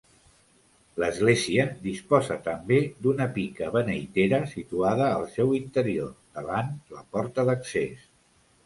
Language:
Catalan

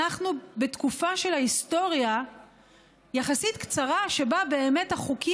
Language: Hebrew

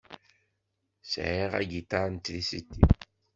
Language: Kabyle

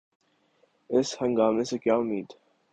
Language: Urdu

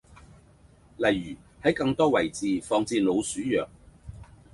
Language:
Cantonese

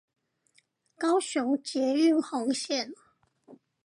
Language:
Chinese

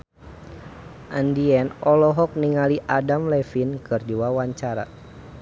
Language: Sundanese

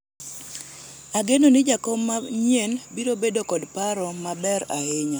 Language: Luo (Kenya and Tanzania)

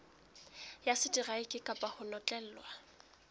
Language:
Southern Sotho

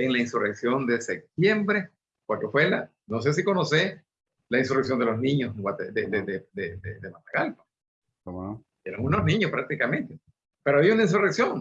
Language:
Spanish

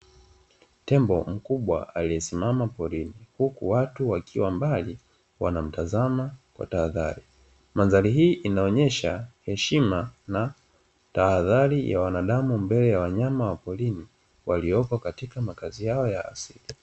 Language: Swahili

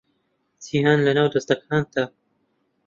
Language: Central Kurdish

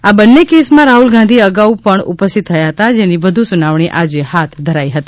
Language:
Gujarati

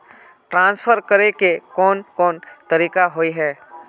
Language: Magahi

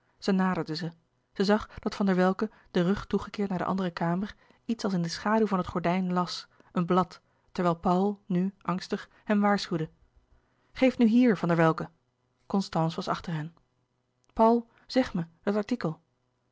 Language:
Dutch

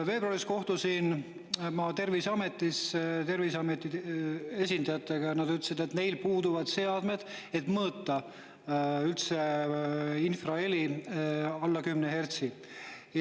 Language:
Estonian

